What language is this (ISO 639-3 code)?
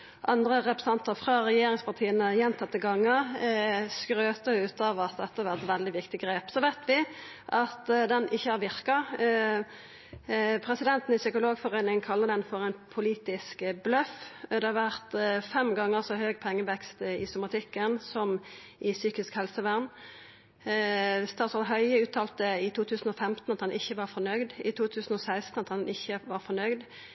nno